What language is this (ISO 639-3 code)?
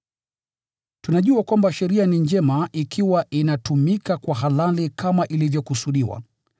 swa